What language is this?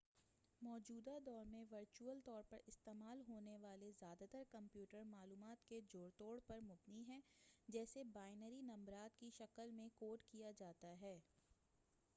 Urdu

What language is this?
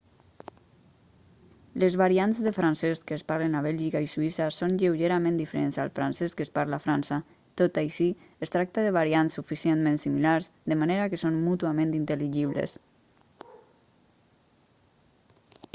Catalan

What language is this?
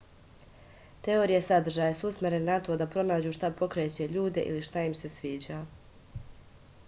Serbian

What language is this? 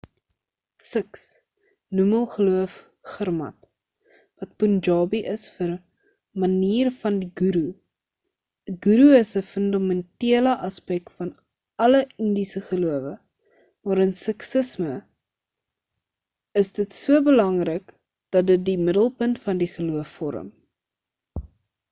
Afrikaans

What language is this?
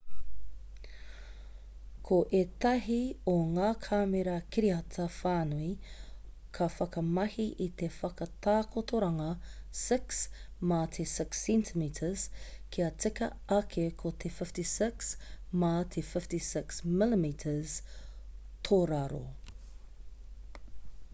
Māori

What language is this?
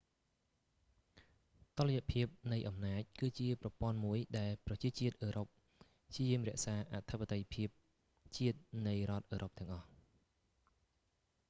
Khmer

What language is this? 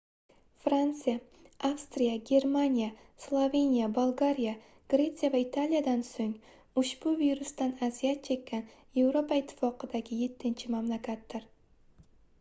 Uzbek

